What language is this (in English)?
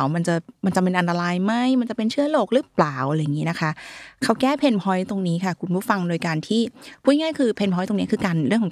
Thai